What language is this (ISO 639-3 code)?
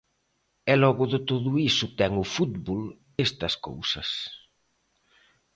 glg